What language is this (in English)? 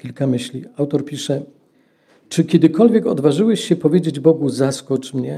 Polish